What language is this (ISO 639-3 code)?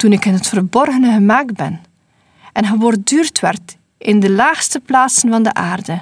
nld